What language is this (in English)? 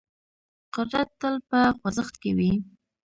Pashto